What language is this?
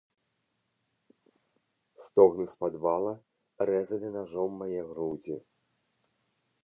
Belarusian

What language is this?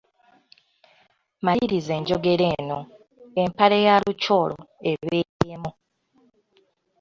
Ganda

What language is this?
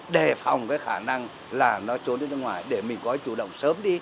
Vietnamese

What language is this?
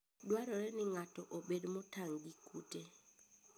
Luo (Kenya and Tanzania)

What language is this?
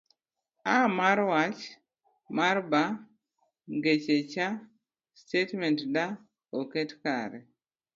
Luo (Kenya and Tanzania)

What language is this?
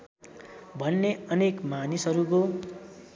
Nepali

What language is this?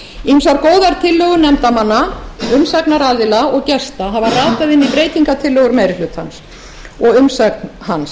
Icelandic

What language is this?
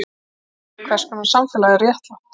Icelandic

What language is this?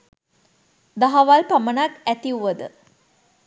Sinhala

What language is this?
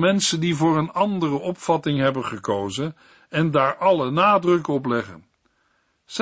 Dutch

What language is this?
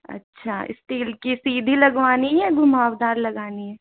Hindi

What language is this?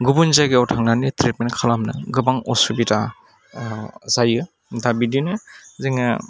Bodo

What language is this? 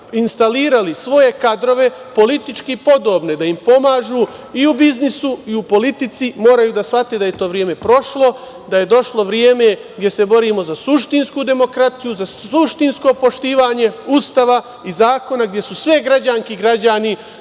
Serbian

